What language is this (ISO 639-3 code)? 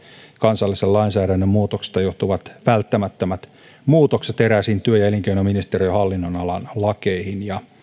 fin